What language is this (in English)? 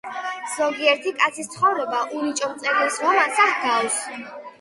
Georgian